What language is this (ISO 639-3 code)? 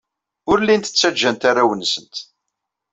kab